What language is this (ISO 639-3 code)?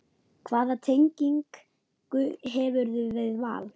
isl